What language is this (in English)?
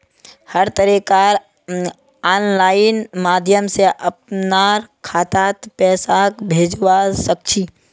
Magahi